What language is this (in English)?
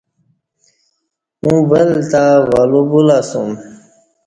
Kati